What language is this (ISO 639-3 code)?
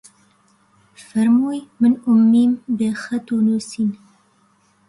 ckb